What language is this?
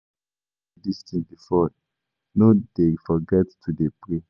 Nigerian Pidgin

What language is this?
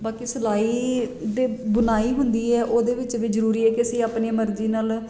Punjabi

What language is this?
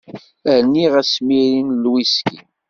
Kabyle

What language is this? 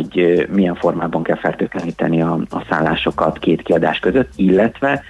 Hungarian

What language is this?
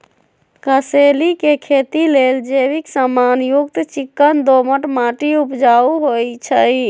Magahi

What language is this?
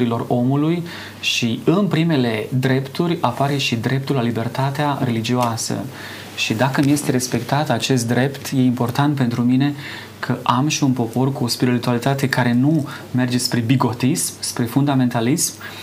Romanian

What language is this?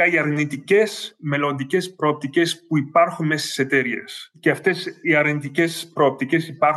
Greek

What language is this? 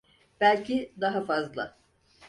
Turkish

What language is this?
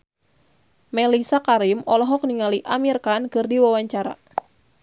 Sundanese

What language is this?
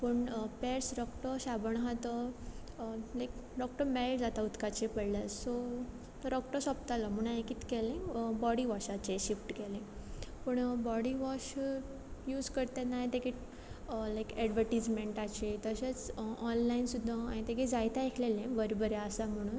Konkani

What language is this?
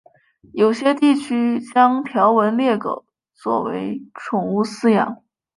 Chinese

